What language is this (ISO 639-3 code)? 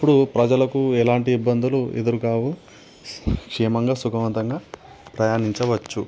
tel